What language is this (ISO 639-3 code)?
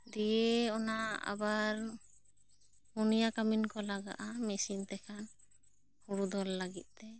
sat